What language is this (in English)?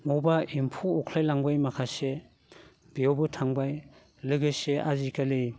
Bodo